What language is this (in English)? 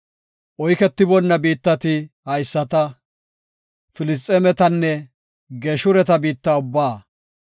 Gofa